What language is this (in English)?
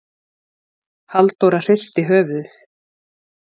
Icelandic